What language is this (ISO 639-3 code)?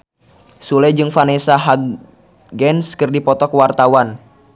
sun